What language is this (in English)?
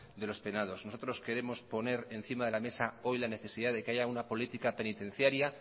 Spanish